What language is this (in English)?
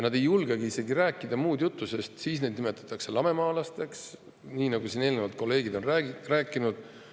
Estonian